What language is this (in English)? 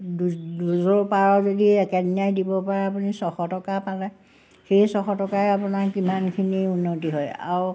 Assamese